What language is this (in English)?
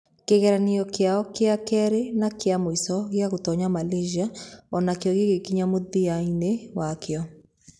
Kikuyu